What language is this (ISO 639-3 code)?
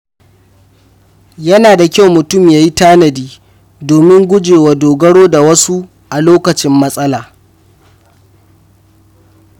hau